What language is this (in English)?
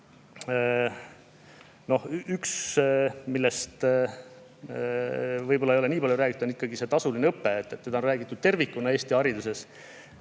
Estonian